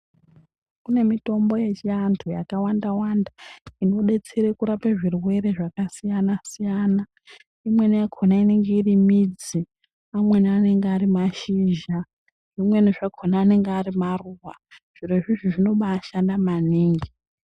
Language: Ndau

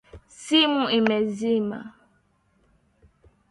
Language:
Swahili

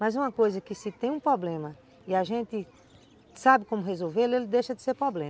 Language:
Portuguese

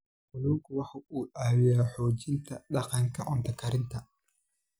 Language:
Somali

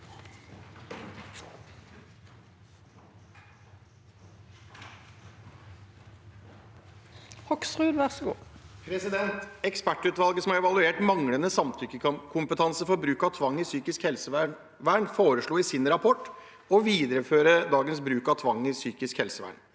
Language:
Norwegian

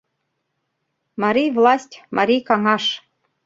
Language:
Mari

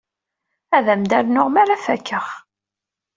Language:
Kabyle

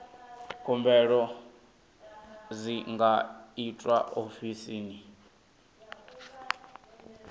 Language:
Venda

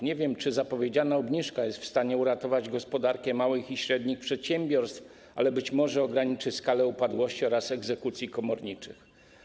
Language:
Polish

